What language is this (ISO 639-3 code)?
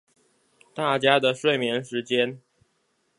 zho